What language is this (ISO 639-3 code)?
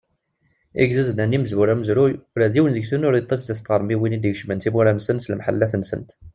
kab